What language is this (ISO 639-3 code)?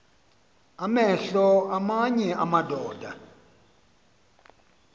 xho